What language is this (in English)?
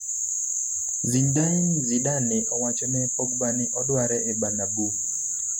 Luo (Kenya and Tanzania)